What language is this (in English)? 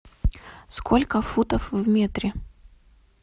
Russian